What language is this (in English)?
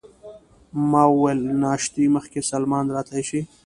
Pashto